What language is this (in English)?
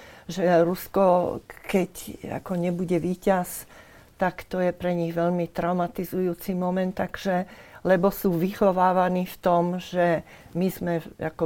Slovak